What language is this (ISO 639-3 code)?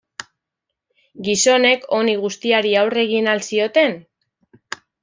eus